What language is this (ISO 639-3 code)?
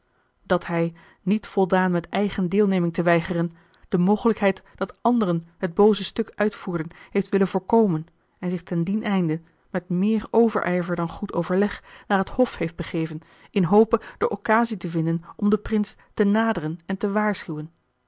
nld